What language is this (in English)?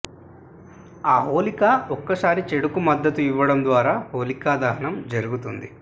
Telugu